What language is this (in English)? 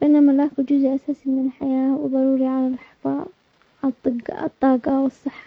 Omani Arabic